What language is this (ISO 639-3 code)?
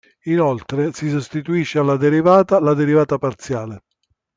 ita